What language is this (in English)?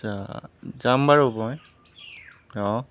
Assamese